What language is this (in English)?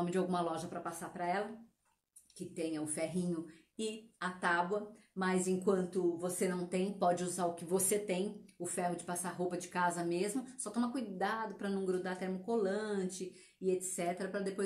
Portuguese